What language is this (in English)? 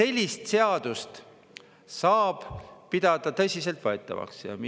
Estonian